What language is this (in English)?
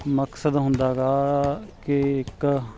Punjabi